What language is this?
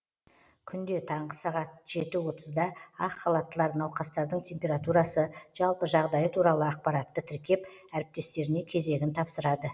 Kazakh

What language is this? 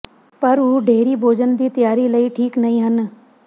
Punjabi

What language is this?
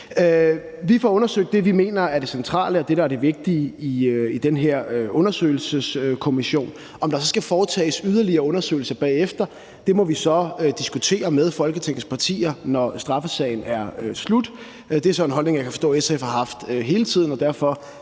Danish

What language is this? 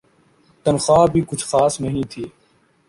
Urdu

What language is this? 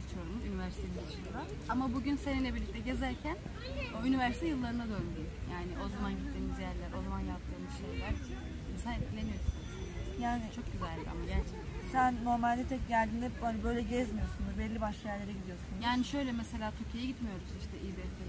Turkish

